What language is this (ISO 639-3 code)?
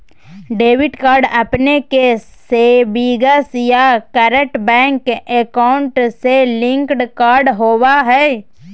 mag